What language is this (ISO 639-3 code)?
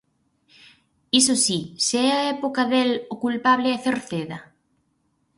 glg